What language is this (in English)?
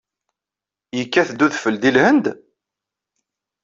Kabyle